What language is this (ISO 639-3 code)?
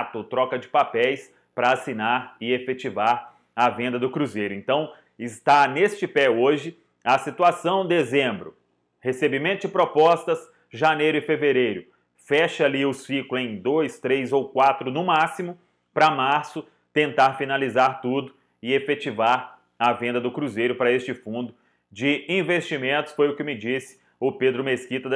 por